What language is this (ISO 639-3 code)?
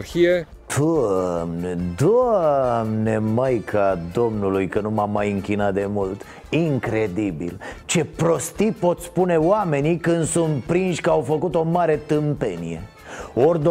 ron